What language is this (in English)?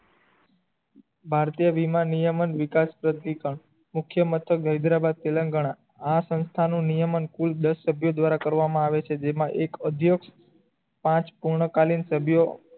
Gujarati